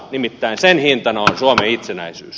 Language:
Finnish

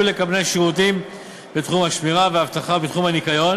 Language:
Hebrew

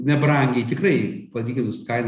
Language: Lithuanian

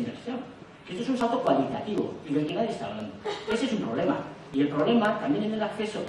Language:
Spanish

